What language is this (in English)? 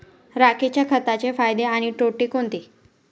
Marathi